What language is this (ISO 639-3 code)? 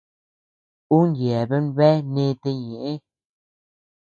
cux